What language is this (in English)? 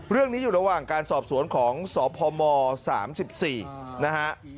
Thai